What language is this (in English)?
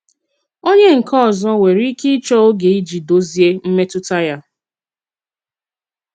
Igbo